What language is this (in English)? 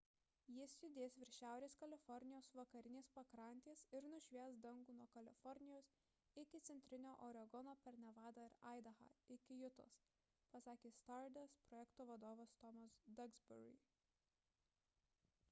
Lithuanian